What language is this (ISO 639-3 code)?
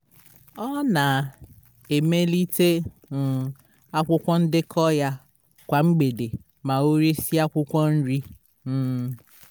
ibo